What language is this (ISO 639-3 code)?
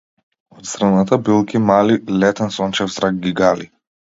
mkd